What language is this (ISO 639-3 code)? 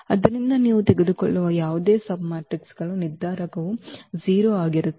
kan